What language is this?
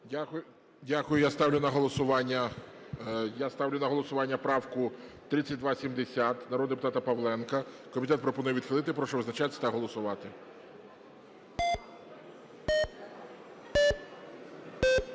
Ukrainian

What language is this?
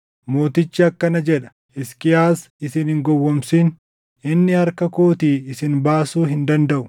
Oromo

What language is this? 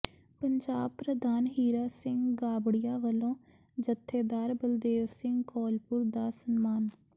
Punjabi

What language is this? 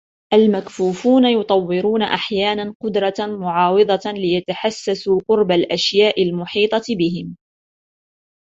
Arabic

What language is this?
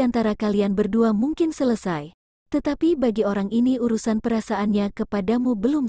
Indonesian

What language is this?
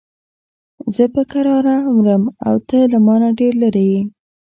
Pashto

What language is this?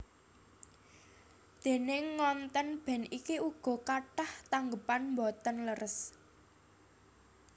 Javanese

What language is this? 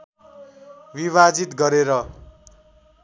Nepali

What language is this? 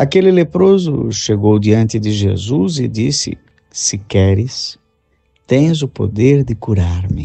Portuguese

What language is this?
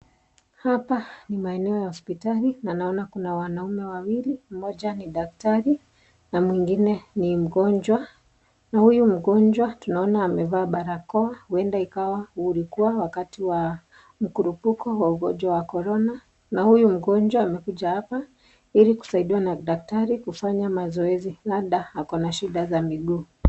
Swahili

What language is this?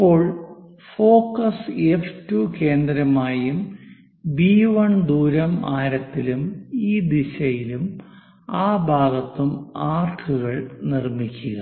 Malayalam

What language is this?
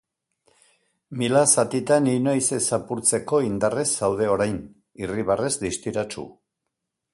Basque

